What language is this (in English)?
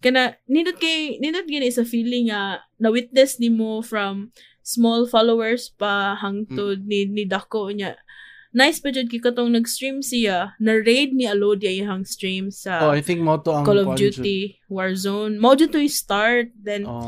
Filipino